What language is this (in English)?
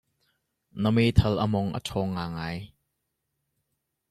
Hakha Chin